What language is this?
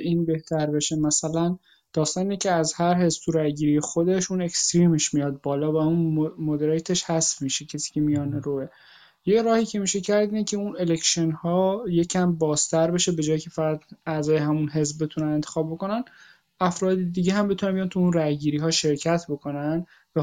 Persian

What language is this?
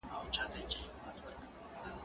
Pashto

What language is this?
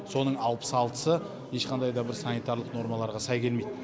Kazakh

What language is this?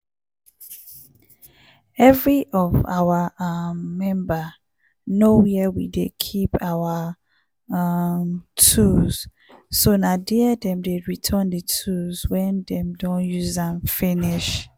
Nigerian Pidgin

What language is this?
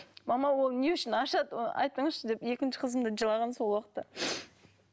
Kazakh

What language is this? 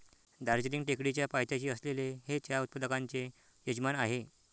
Marathi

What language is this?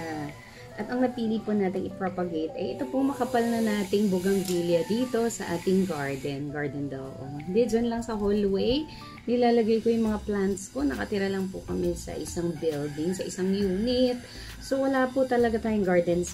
Filipino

